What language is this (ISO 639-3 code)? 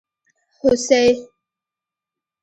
pus